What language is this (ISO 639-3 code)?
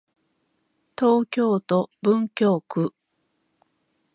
jpn